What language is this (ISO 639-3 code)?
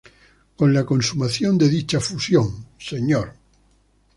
spa